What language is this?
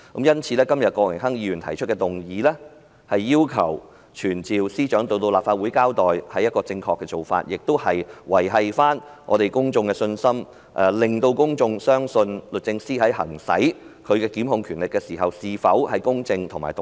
Cantonese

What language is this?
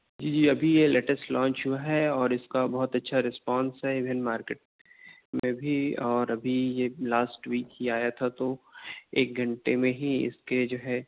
Urdu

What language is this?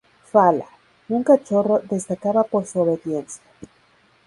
Spanish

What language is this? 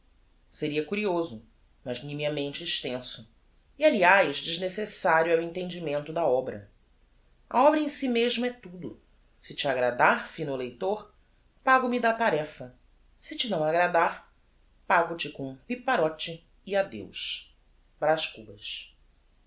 Portuguese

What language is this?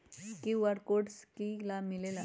Magahi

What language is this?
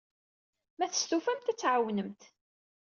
Kabyle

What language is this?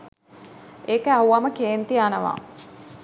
Sinhala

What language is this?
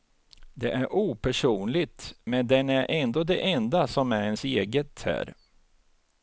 Swedish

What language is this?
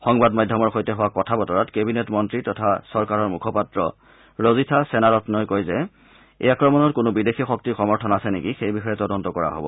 Assamese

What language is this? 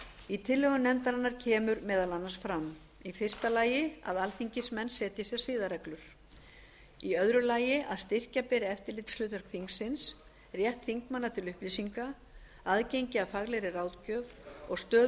Icelandic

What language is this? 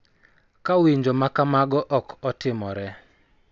Luo (Kenya and Tanzania)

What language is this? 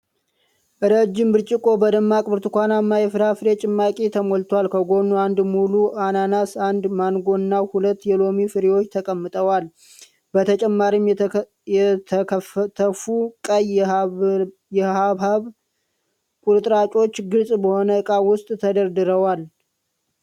Amharic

